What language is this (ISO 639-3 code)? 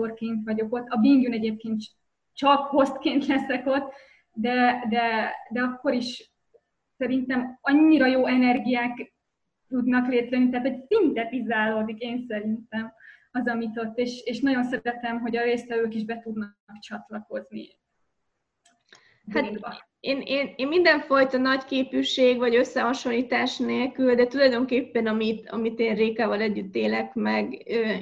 hun